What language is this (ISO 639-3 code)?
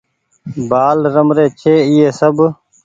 gig